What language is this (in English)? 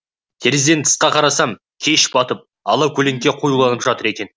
Kazakh